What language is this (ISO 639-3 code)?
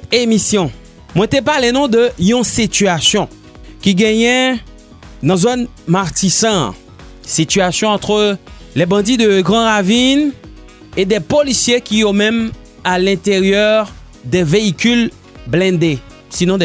fra